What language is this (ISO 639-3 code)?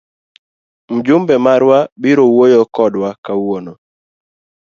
luo